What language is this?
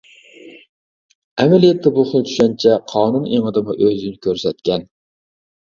Uyghur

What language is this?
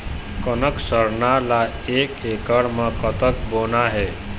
Chhattisgarhi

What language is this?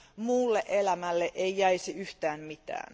Finnish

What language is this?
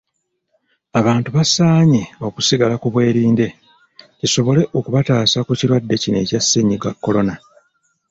Ganda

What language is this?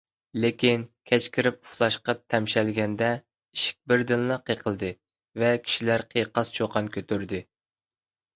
Uyghur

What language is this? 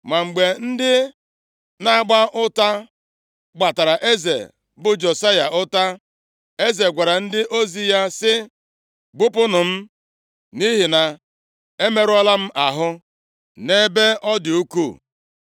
Igbo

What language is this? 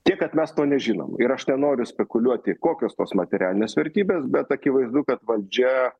Lithuanian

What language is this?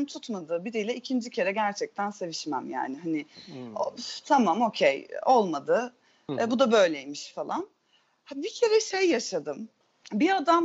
Turkish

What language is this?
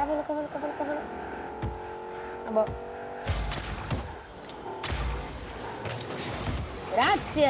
Italian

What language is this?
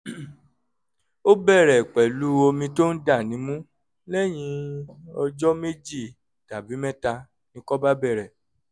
Yoruba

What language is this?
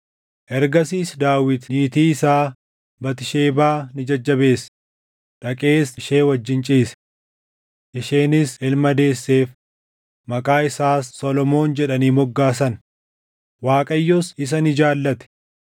Oromo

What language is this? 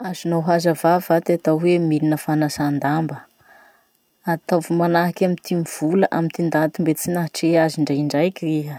Masikoro Malagasy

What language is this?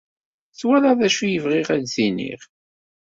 Kabyle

